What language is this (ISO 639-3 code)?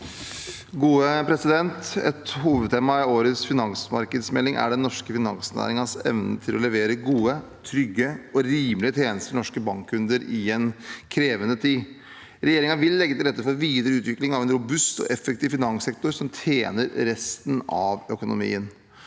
nor